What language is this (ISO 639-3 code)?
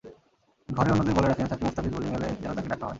ben